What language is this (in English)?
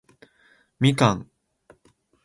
Japanese